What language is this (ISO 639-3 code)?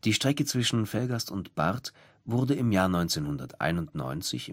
deu